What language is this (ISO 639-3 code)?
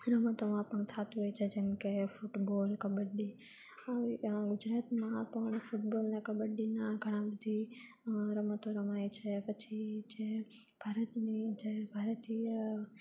guj